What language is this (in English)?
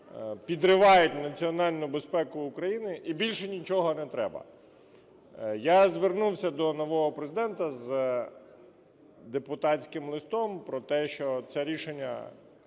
Ukrainian